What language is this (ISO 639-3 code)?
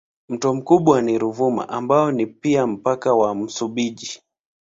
swa